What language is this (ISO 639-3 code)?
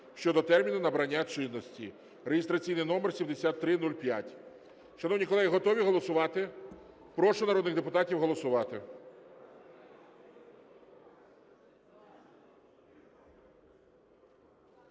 ukr